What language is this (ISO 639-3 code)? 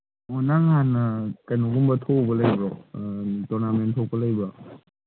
mni